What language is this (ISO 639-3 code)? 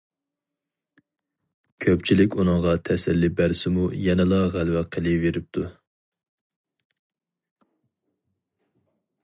uig